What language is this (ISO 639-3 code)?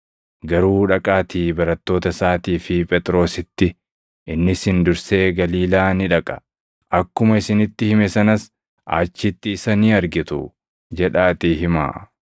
orm